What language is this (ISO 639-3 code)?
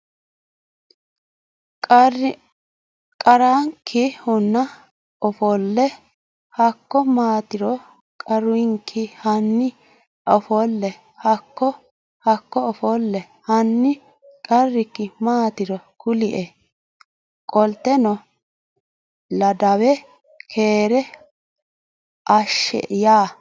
sid